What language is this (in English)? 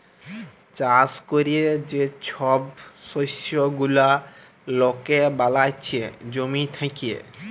Bangla